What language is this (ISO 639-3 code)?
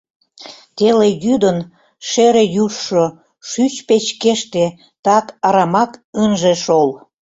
chm